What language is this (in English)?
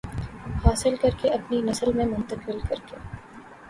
Urdu